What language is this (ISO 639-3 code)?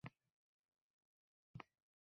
uzb